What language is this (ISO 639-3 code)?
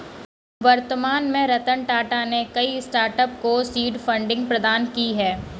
hin